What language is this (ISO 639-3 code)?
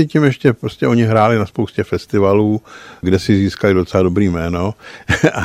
ces